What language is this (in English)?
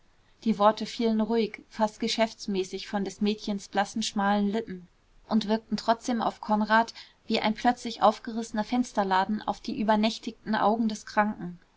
German